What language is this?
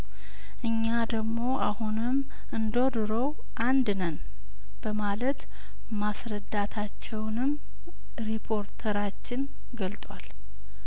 Amharic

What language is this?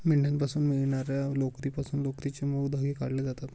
Marathi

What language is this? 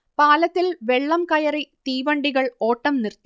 Malayalam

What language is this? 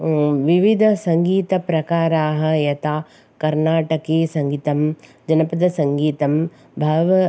Sanskrit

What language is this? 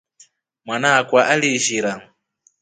Rombo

